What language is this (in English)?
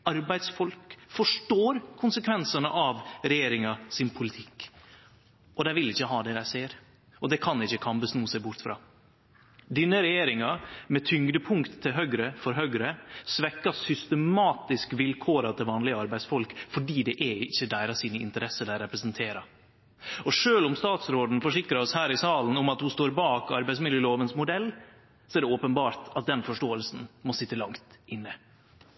Norwegian Nynorsk